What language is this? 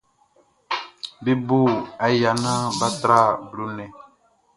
Baoulé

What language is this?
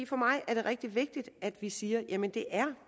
Danish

